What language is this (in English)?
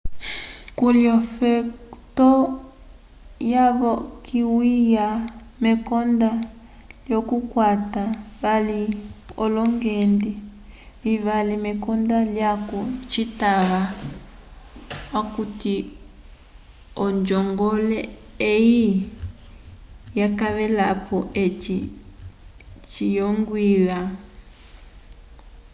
Umbundu